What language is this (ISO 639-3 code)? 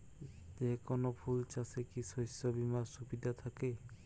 ben